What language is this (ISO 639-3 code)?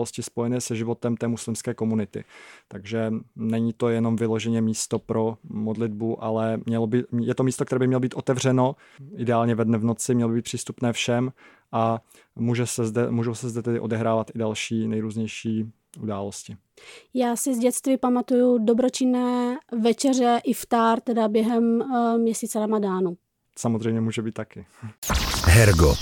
ces